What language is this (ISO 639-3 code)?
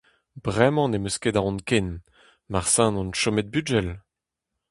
bre